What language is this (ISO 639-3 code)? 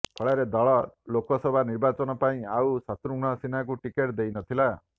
ori